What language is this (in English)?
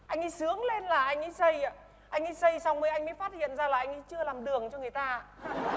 Vietnamese